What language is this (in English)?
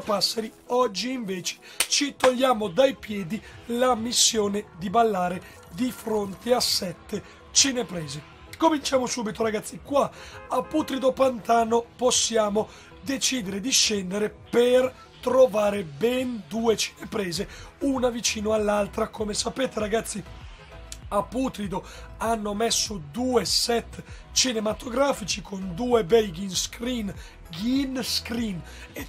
Italian